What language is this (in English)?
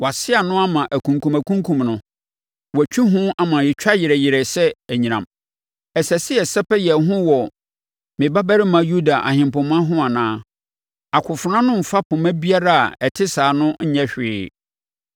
Akan